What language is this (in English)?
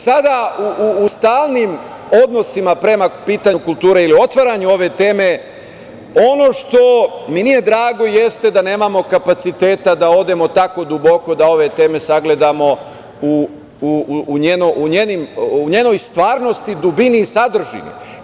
Serbian